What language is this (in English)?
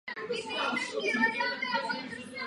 Czech